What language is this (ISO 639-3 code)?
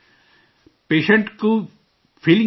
urd